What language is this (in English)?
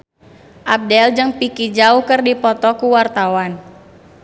Sundanese